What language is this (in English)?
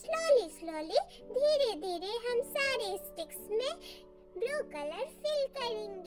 Hindi